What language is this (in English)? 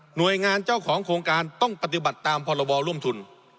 Thai